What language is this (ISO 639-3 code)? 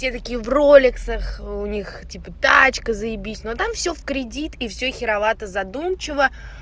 rus